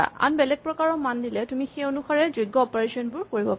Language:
Assamese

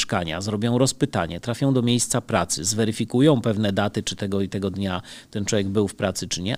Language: Polish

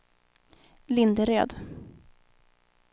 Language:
Swedish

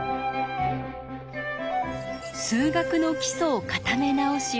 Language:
Japanese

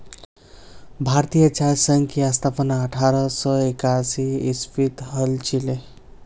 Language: Magahi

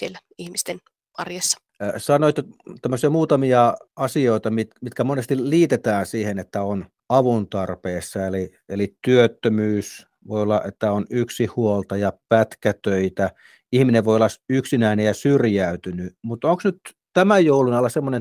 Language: Finnish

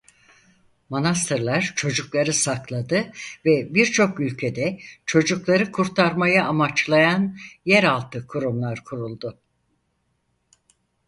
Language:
Turkish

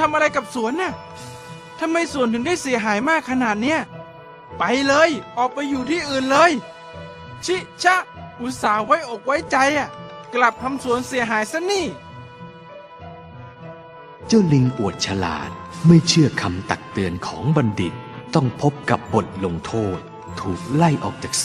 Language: Thai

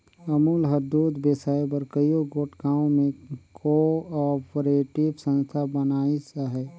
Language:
Chhattisgarhi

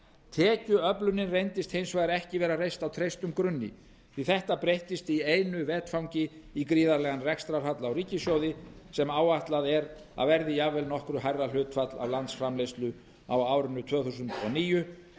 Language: Icelandic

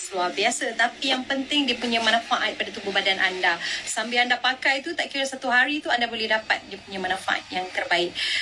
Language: Malay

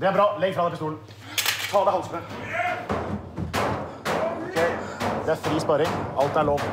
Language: Norwegian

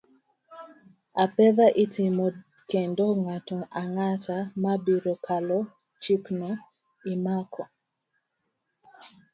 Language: Luo (Kenya and Tanzania)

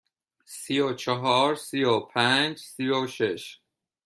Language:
Persian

